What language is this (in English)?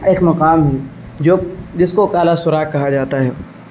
Urdu